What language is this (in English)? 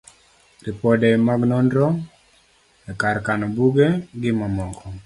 Luo (Kenya and Tanzania)